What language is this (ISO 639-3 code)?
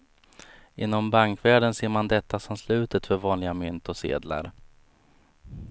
swe